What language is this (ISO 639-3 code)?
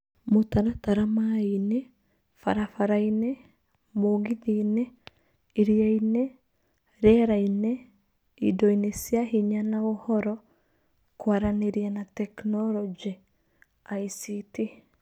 kik